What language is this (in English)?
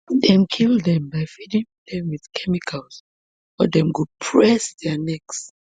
Nigerian Pidgin